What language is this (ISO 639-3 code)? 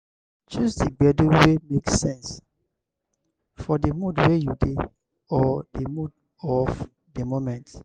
pcm